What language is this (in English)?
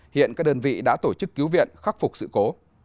Vietnamese